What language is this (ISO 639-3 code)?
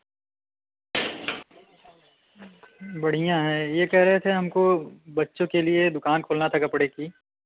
hin